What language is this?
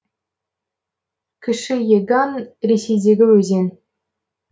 Kazakh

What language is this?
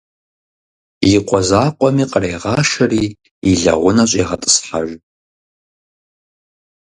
Kabardian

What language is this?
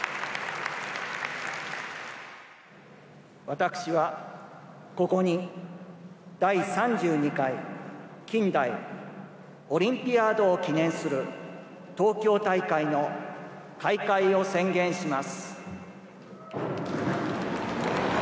Japanese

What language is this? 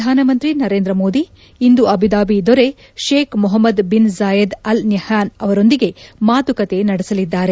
Kannada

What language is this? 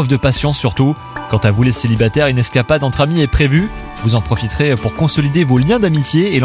French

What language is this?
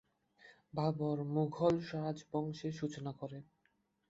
Bangla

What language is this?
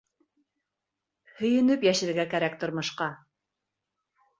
Bashkir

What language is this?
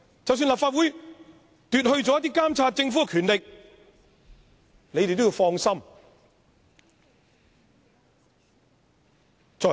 Cantonese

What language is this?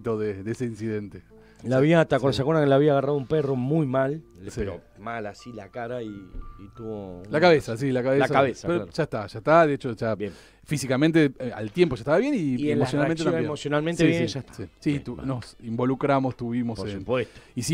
Spanish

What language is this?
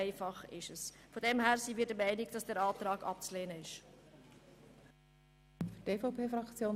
Swiss German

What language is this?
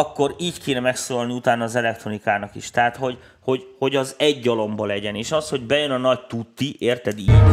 Hungarian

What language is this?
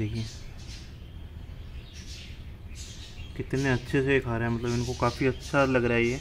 Hindi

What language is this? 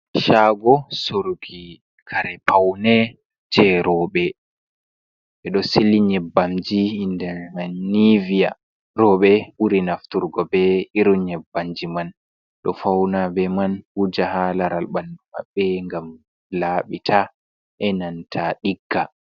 Fula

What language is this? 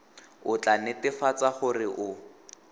Tswana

